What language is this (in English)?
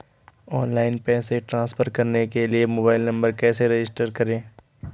Hindi